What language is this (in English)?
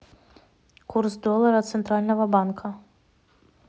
Russian